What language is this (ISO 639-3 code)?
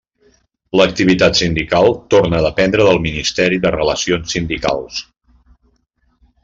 cat